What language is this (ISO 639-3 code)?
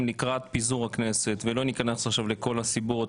heb